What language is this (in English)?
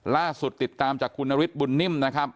Thai